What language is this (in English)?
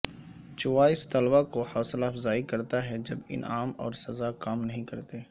Urdu